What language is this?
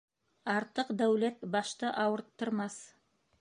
Bashkir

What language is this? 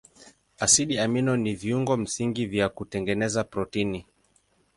Swahili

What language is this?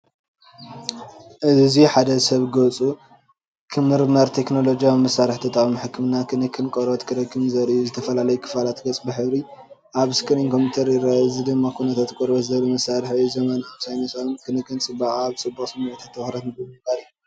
Tigrinya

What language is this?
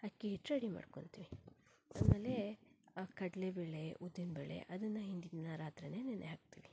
Kannada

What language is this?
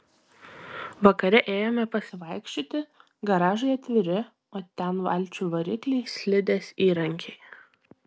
Lithuanian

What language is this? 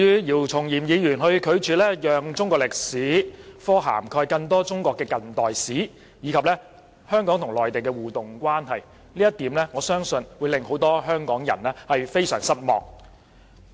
Cantonese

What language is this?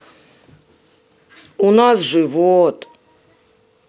Russian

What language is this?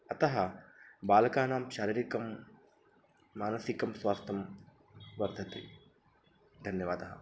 Sanskrit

